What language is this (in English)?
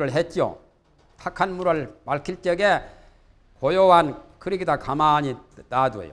Korean